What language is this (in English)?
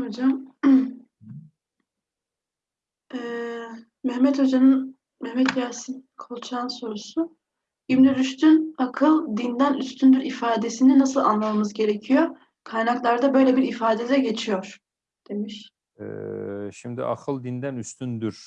Turkish